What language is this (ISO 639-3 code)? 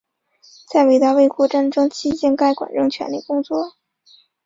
zho